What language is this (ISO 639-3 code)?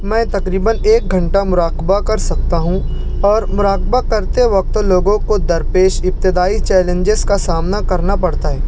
urd